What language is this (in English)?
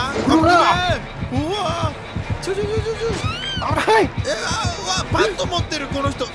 Japanese